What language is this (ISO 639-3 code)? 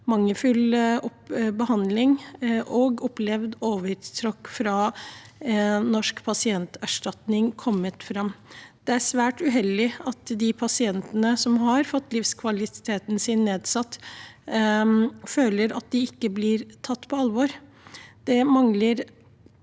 nor